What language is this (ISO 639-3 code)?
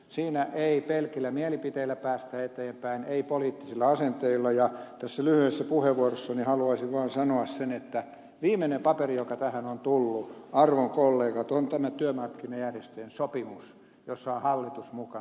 fin